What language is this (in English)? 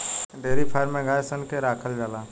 Bhojpuri